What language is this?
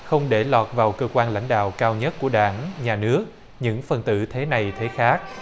Vietnamese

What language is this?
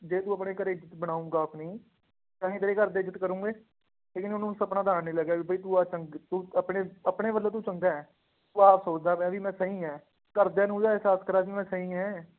Punjabi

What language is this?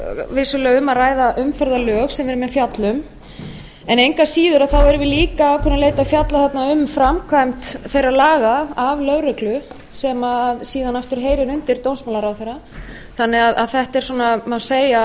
Icelandic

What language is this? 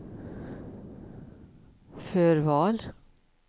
Swedish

